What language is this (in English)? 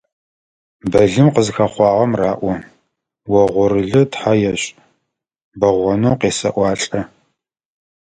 Adyghe